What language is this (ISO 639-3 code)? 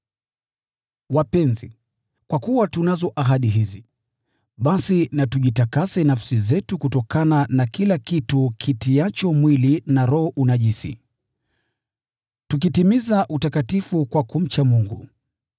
swa